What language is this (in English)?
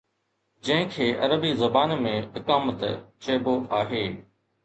Sindhi